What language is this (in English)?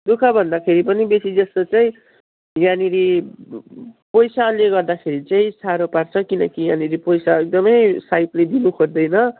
Nepali